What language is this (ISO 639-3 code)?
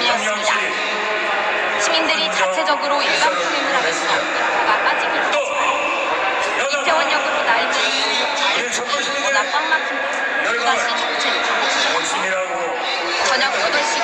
kor